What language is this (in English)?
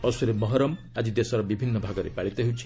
Odia